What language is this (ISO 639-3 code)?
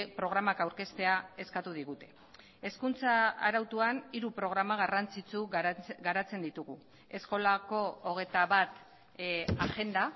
eus